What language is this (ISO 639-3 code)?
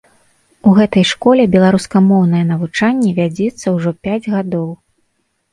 bel